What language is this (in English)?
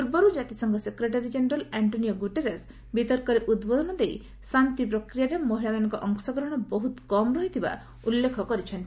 Odia